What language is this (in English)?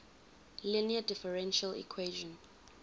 English